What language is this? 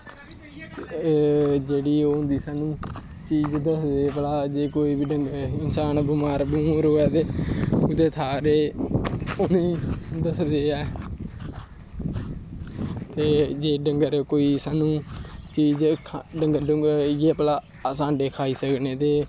Dogri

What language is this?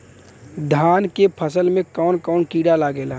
Bhojpuri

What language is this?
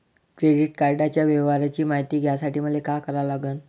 Marathi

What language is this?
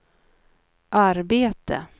Swedish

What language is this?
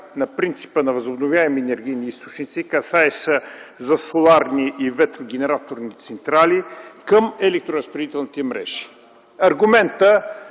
Bulgarian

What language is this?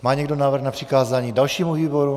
Czech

